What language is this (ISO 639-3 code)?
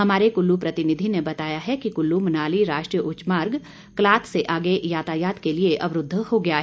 hin